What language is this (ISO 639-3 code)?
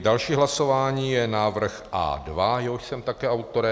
ces